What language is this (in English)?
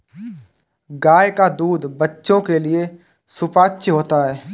Hindi